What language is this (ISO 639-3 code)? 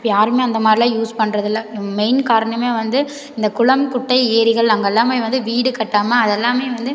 tam